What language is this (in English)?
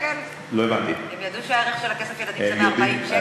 Hebrew